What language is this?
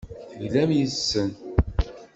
Kabyle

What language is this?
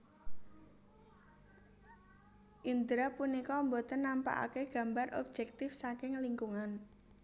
Javanese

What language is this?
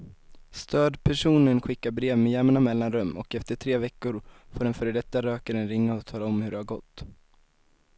Swedish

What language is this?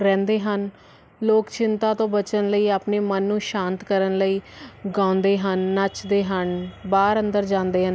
Punjabi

